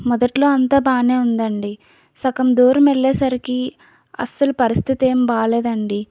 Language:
Telugu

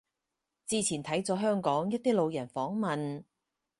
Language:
Cantonese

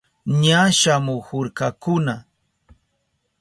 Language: Southern Pastaza Quechua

